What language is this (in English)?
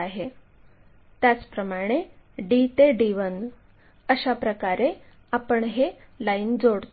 Marathi